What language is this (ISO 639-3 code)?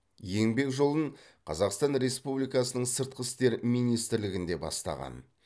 kaz